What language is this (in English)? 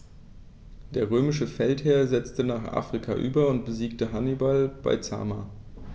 German